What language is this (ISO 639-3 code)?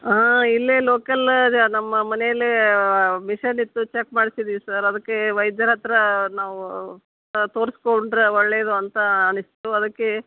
kan